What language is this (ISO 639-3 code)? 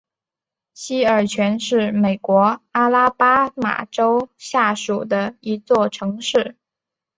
zho